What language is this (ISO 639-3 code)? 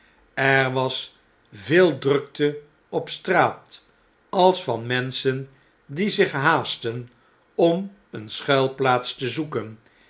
nld